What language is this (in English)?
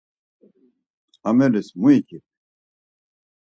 Laz